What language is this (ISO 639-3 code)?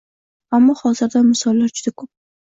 uzb